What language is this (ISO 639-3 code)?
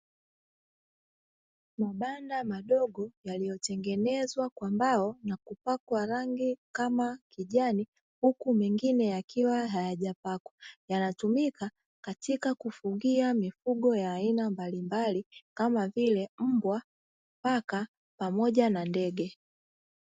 swa